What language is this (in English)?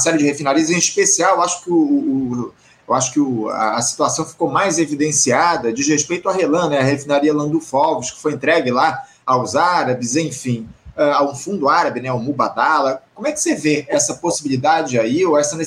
Portuguese